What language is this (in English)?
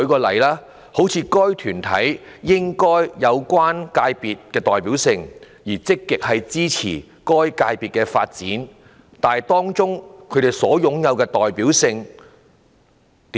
Cantonese